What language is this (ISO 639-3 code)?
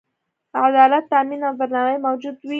pus